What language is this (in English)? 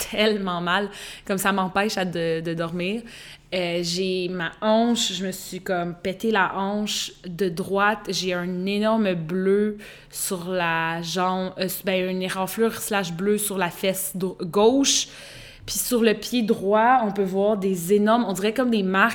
French